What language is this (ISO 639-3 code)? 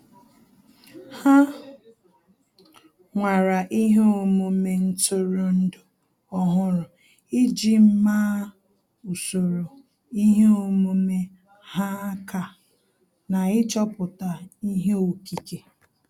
ibo